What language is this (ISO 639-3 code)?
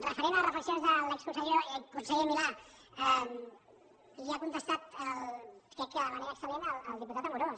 cat